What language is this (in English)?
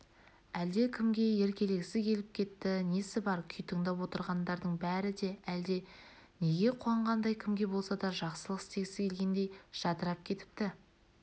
Kazakh